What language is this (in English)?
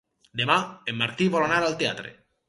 Catalan